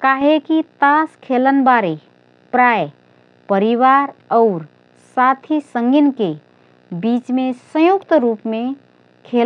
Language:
Rana Tharu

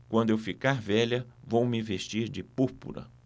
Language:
Portuguese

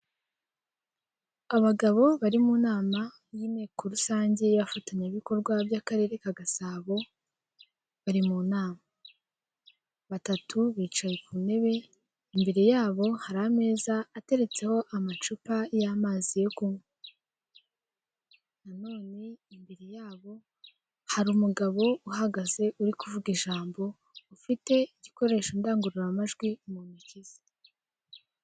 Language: Kinyarwanda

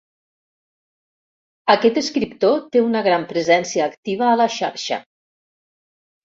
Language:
Catalan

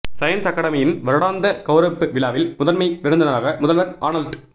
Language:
Tamil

